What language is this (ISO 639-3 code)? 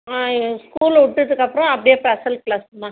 tam